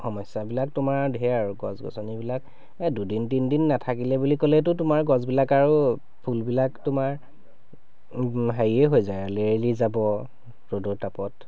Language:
Assamese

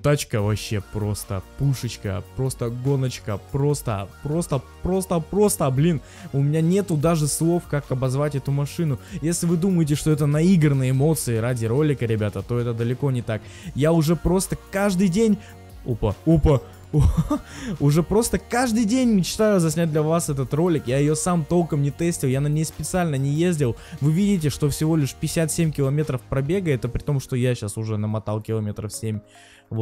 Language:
Russian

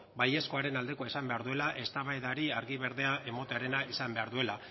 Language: Basque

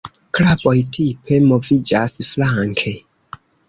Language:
Esperanto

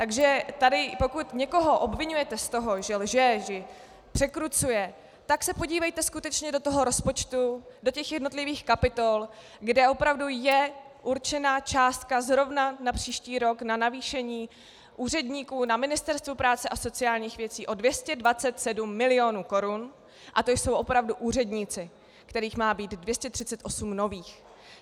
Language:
Czech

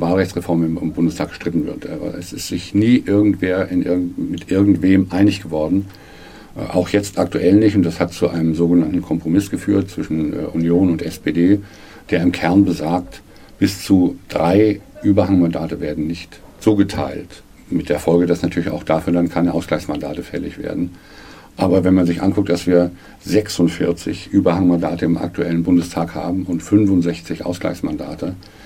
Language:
German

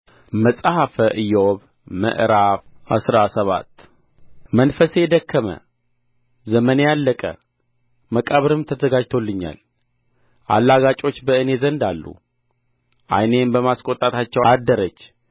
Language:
Amharic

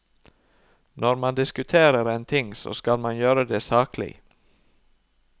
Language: Norwegian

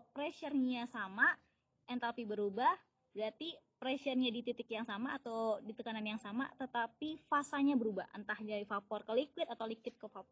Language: Indonesian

